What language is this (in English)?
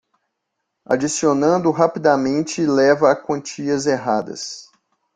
Portuguese